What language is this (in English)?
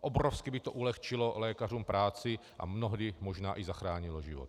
Czech